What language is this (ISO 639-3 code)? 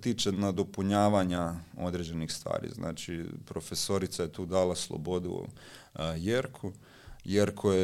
hrv